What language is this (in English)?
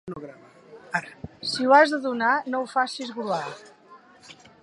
Catalan